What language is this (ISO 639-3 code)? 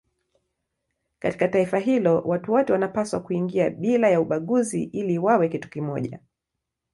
swa